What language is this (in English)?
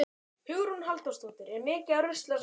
Icelandic